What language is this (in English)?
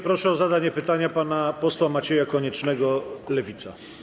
Polish